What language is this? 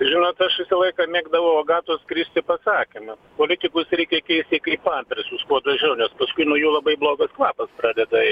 Lithuanian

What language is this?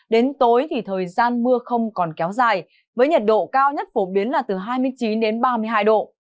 Vietnamese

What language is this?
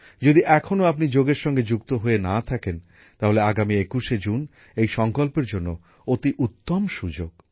Bangla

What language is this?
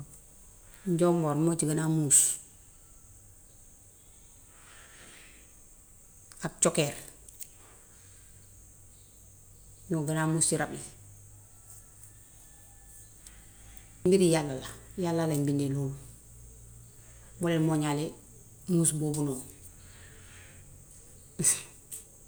Gambian Wolof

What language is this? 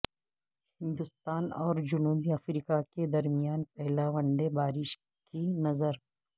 Urdu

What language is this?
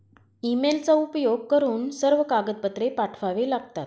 Marathi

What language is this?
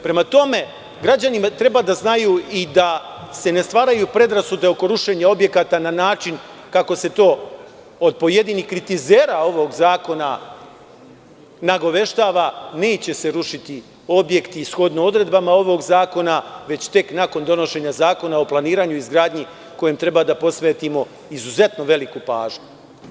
Serbian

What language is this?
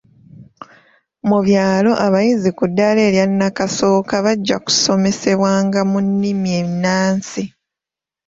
Ganda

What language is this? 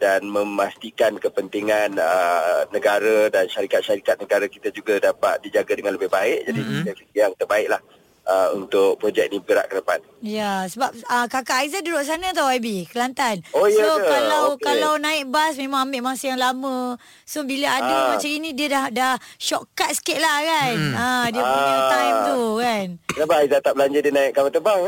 Malay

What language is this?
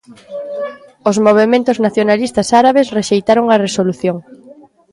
Galician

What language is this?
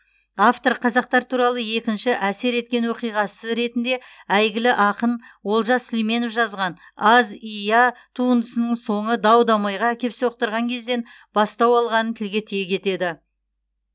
Kazakh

